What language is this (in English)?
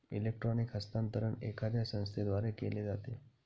Marathi